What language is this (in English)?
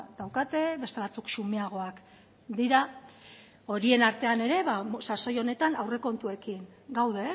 Basque